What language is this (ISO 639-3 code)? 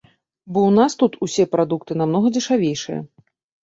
bel